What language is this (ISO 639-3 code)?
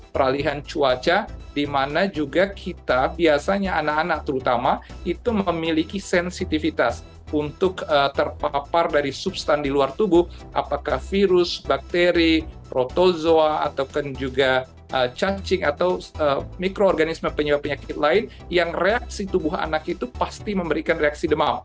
ind